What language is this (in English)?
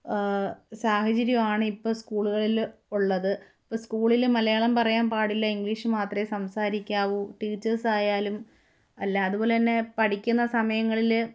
Malayalam